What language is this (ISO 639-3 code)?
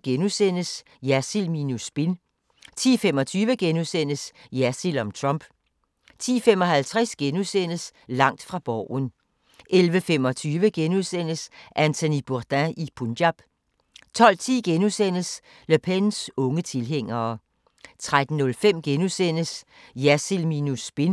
dan